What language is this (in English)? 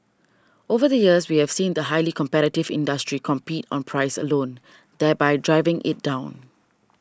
English